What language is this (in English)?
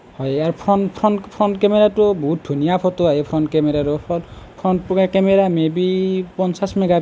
Assamese